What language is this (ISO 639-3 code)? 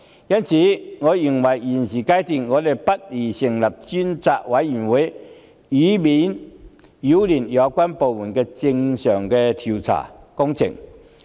yue